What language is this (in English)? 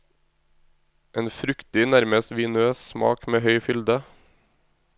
Norwegian